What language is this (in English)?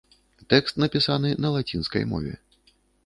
Belarusian